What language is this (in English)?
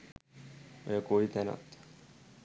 Sinhala